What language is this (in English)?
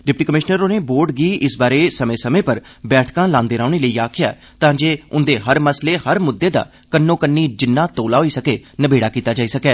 Dogri